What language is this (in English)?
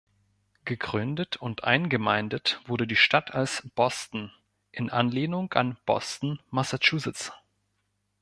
German